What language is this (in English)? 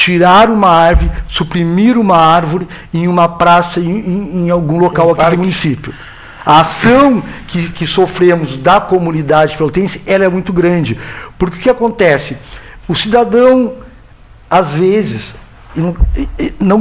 Portuguese